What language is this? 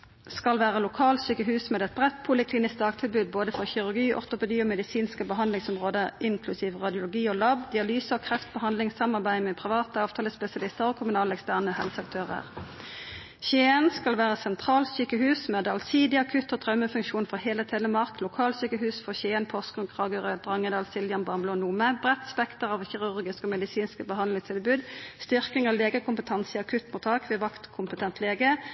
Norwegian Nynorsk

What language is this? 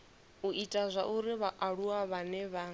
Venda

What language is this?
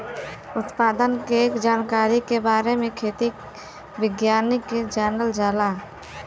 Bhojpuri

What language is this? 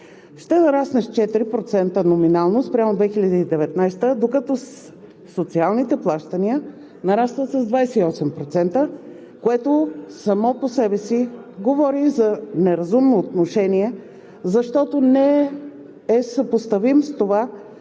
Bulgarian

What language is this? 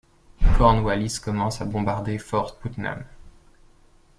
French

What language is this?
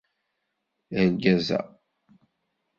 Kabyle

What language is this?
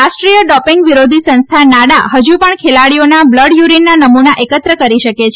Gujarati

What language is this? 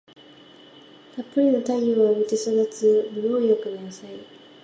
Japanese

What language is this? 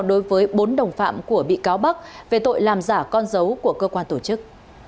Vietnamese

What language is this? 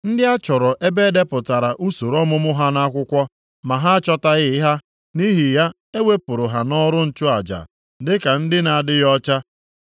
Igbo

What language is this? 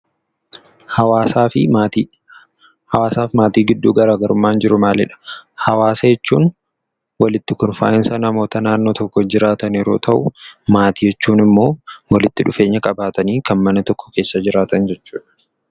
Oromo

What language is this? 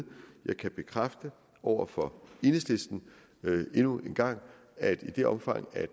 Danish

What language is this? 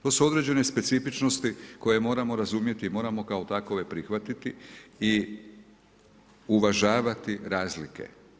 Croatian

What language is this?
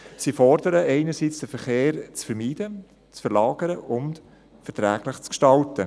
Swiss German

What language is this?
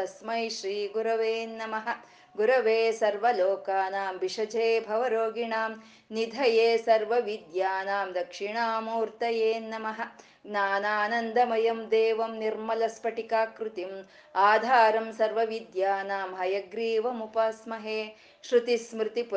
Kannada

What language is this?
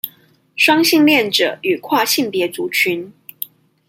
Chinese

